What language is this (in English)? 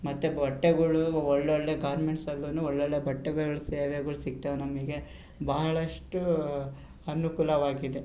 Kannada